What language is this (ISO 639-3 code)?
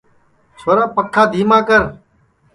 ssi